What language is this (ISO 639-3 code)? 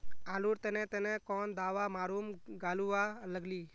mag